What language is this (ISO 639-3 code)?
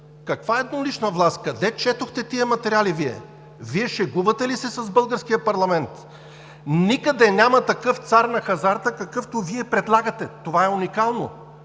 bul